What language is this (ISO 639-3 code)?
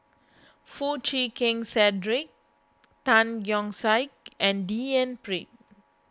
eng